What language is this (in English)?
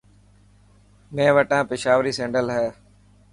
Dhatki